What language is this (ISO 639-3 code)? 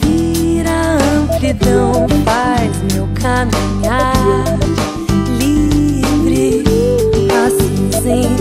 ron